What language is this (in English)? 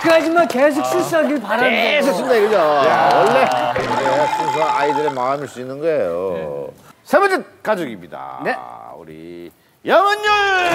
Korean